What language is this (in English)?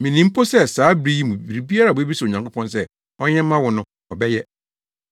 Akan